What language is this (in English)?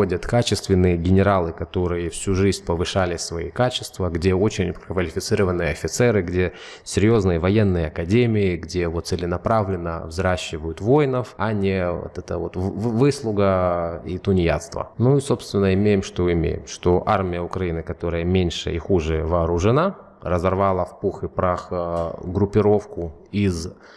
Russian